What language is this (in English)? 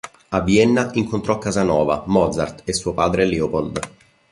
Italian